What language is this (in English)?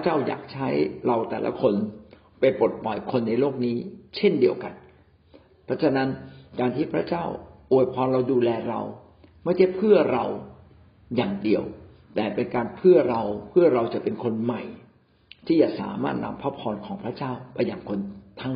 Thai